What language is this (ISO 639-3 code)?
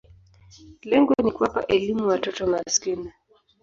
swa